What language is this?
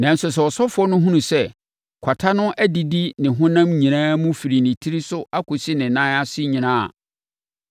Akan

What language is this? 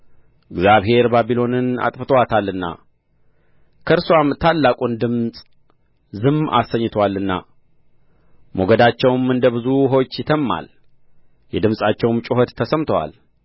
Amharic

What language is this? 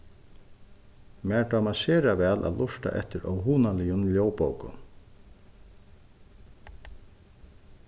Faroese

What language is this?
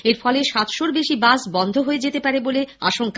Bangla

